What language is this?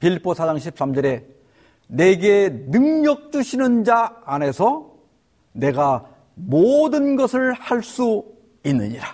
Korean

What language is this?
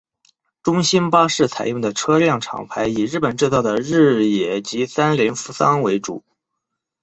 Chinese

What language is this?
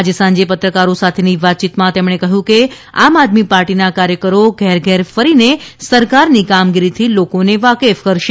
Gujarati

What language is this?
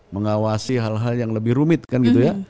Indonesian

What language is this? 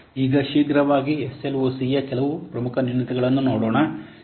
Kannada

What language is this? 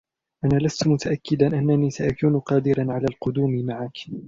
Arabic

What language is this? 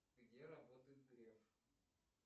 Russian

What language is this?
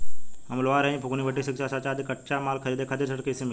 Bhojpuri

